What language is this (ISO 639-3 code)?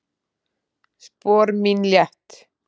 isl